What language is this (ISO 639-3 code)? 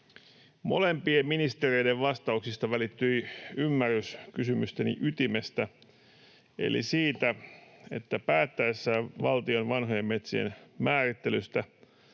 fin